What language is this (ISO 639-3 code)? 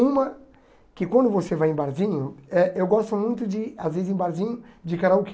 por